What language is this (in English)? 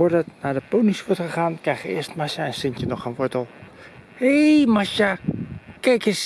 Dutch